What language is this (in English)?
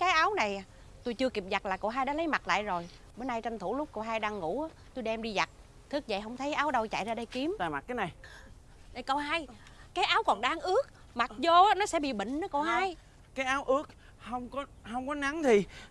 Vietnamese